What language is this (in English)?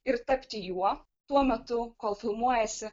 Lithuanian